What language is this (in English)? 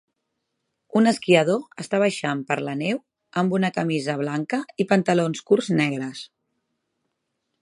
Catalan